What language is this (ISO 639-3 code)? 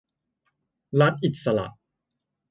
tha